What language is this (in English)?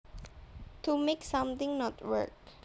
Javanese